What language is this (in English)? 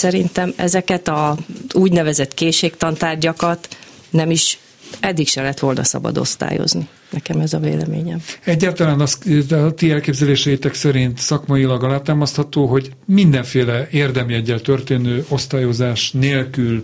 Hungarian